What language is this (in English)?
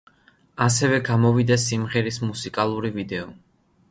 Georgian